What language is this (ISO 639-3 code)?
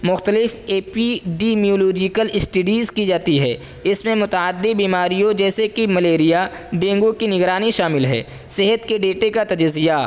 urd